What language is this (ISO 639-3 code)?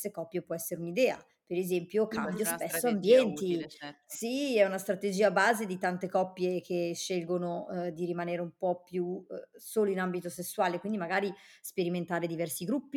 ita